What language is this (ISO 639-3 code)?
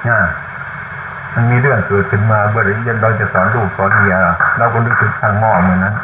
tha